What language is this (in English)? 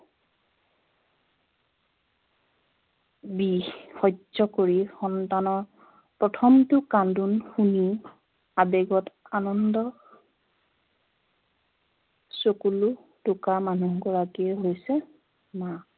Assamese